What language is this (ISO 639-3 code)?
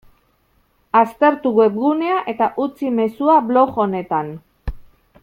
eus